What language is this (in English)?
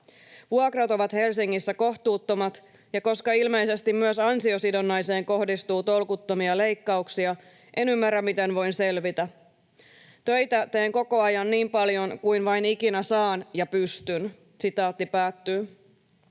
Finnish